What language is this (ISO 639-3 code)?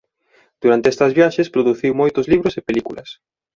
glg